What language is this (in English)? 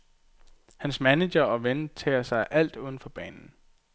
Danish